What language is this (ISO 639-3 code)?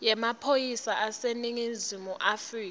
ssw